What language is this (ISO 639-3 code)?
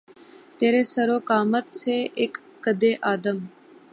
urd